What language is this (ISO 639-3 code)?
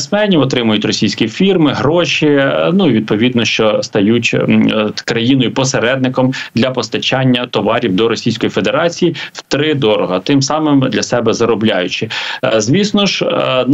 ukr